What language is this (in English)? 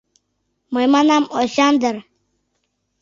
Mari